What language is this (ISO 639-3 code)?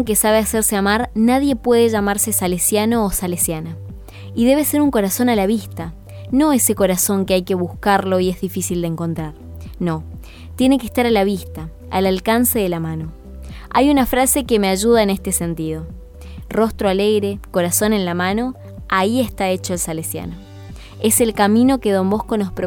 spa